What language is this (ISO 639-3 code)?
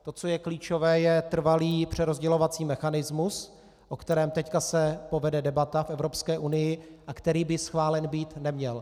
ces